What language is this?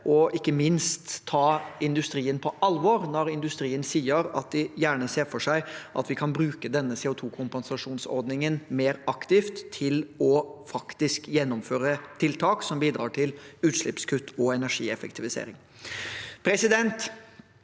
Norwegian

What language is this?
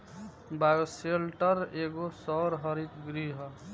Bhojpuri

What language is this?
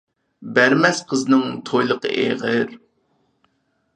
Uyghur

